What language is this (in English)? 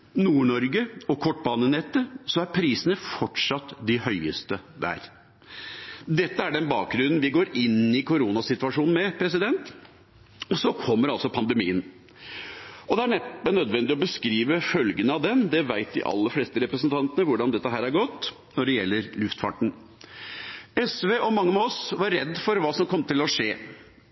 Norwegian Bokmål